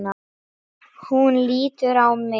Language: Icelandic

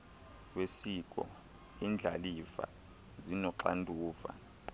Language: Xhosa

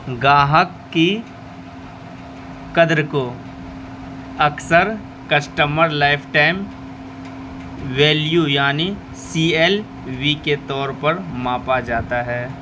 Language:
Urdu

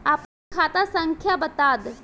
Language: Bhojpuri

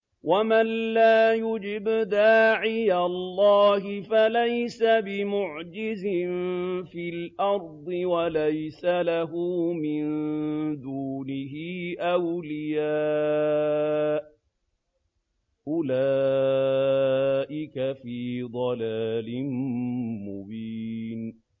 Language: Arabic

